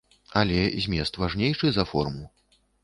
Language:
Belarusian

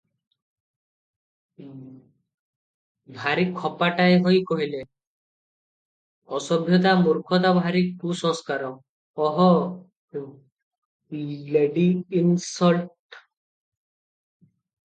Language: Odia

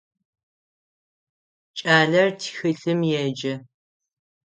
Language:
Adyghe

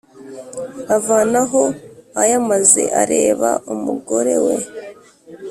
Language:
Kinyarwanda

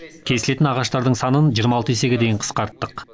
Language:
Kazakh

